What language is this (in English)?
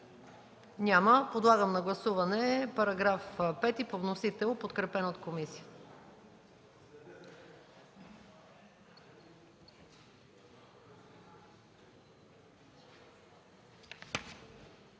Bulgarian